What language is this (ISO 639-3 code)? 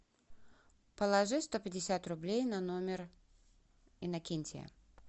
rus